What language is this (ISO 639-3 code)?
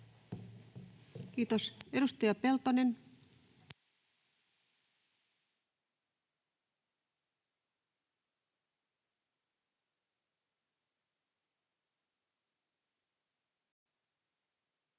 fin